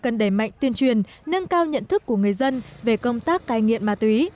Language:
Vietnamese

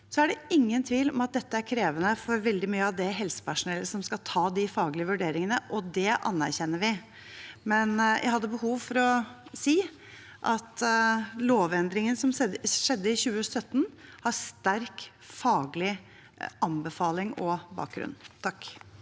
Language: Norwegian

